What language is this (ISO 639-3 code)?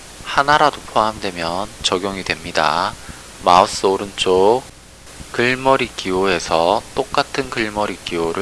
kor